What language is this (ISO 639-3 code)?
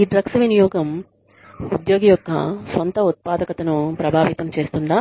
tel